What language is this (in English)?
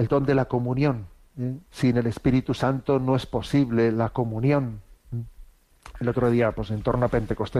Spanish